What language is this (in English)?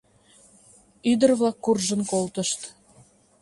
Mari